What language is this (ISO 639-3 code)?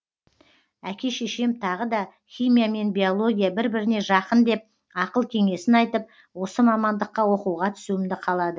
kaz